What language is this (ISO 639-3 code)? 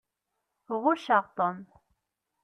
kab